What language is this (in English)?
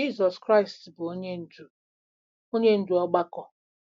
Igbo